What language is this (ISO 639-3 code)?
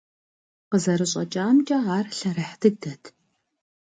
kbd